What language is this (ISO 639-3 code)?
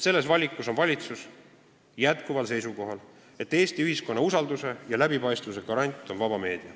est